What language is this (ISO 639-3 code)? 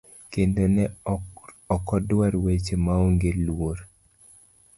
luo